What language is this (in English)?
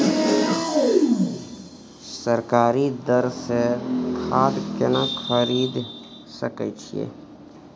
Maithili